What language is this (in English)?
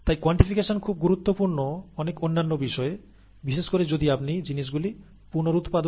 Bangla